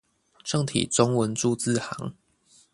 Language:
Chinese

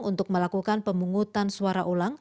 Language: Indonesian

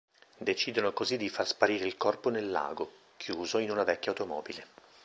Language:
Italian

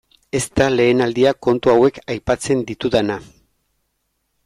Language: Basque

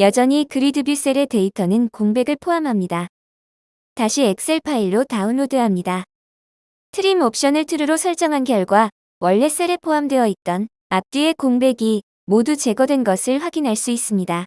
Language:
Korean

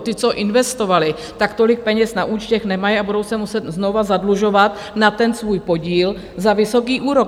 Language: Czech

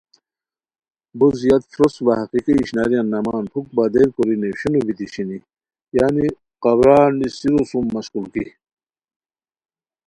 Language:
Khowar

